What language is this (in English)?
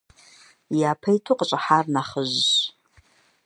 Kabardian